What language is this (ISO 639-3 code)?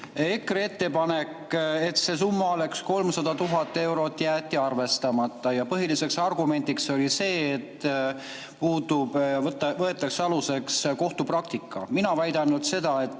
est